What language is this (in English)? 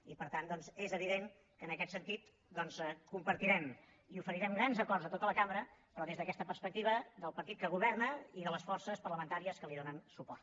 Catalan